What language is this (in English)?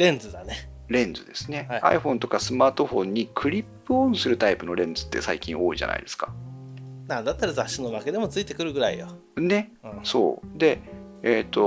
Japanese